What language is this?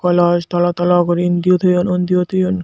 Chakma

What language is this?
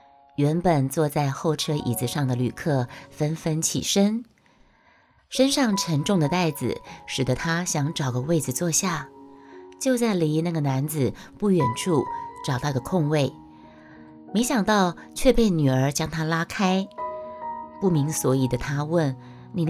Chinese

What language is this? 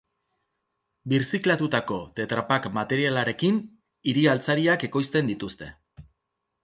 Basque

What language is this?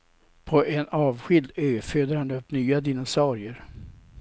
Swedish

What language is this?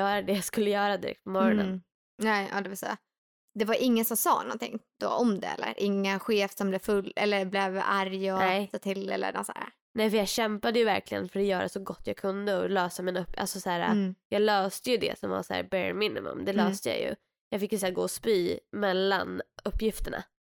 Swedish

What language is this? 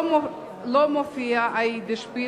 Hebrew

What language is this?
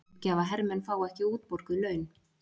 Icelandic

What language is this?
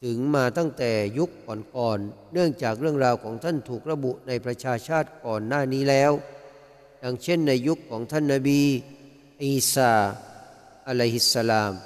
Thai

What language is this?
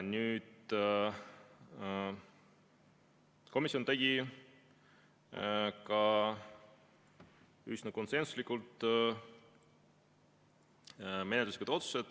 Estonian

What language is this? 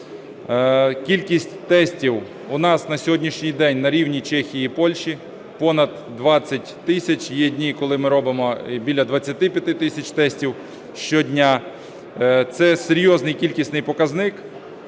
Ukrainian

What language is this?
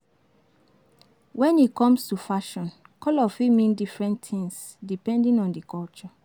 Nigerian Pidgin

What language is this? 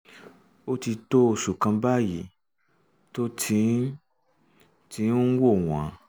Yoruba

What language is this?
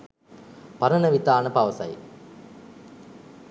Sinhala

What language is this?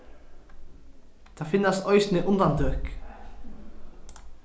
Faroese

